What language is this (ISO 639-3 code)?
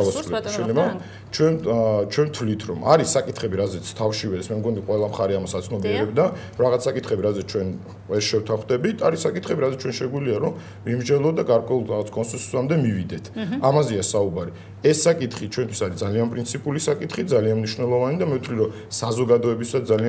ron